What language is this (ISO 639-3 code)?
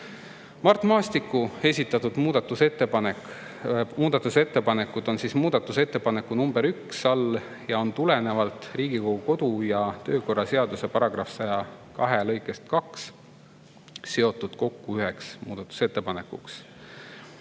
est